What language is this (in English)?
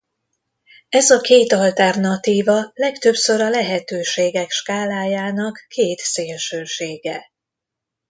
Hungarian